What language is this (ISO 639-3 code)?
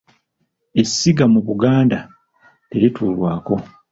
lug